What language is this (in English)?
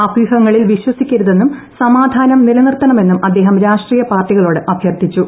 Malayalam